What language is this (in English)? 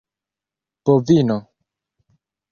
Esperanto